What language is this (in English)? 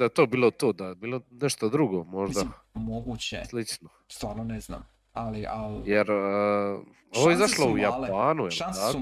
Croatian